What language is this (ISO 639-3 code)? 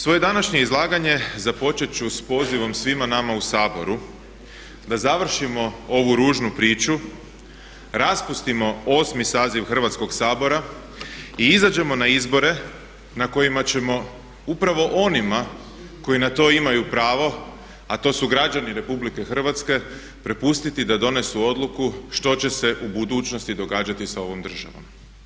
hrv